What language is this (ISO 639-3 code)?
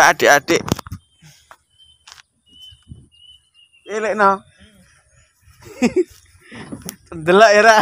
ind